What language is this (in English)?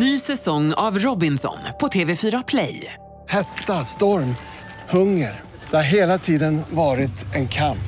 Swedish